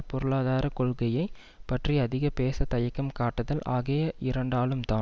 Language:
Tamil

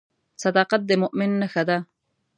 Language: Pashto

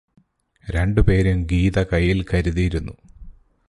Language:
Malayalam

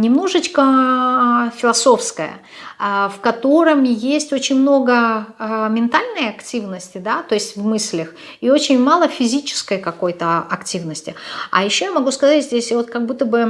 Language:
Russian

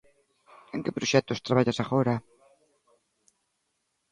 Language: Galician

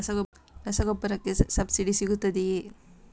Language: Kannada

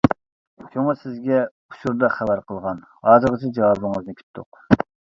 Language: Uyghur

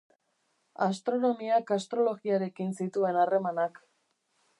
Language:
Basque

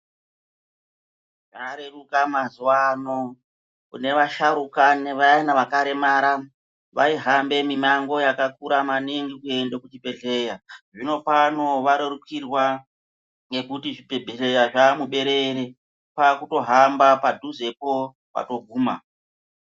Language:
Ndau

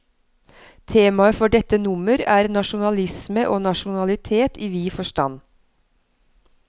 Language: Norwegian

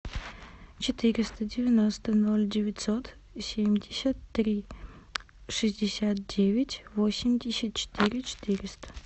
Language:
Russian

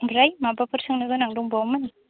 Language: Bodo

